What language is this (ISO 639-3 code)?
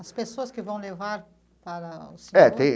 por